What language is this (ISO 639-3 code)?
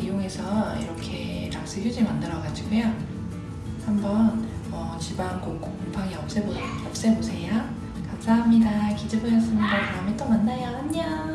kor